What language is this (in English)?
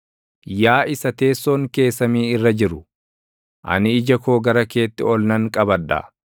Oromo